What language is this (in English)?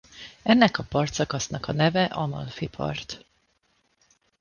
Hungarian